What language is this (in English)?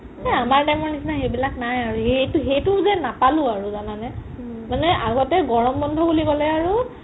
Assamese